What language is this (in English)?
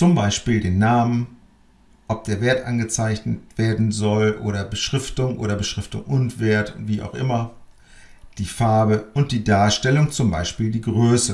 German